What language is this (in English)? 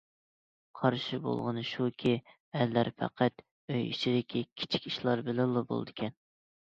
Uyghur